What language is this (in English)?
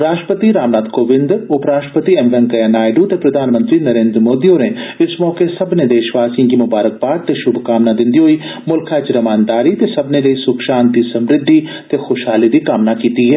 Dogri